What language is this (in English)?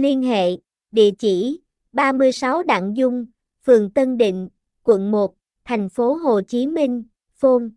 Vietnamese